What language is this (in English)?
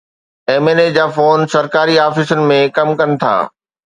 Sindhi